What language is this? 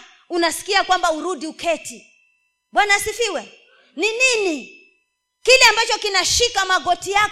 Swahili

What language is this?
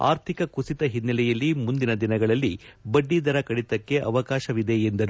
Kannada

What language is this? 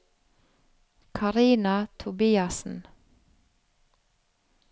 Norwegian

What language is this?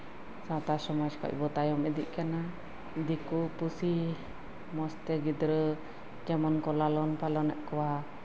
Santali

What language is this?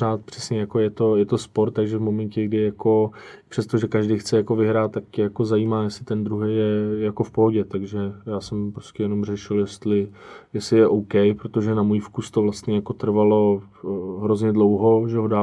Czech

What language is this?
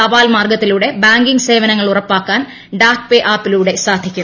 Malayalam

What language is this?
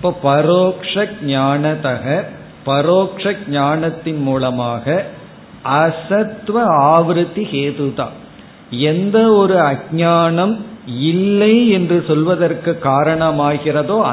Tamil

